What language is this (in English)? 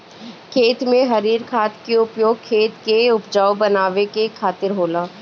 Bhojpuri